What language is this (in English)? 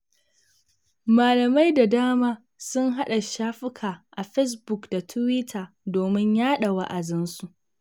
Hausa